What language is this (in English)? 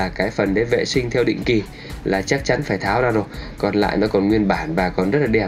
Vietnamese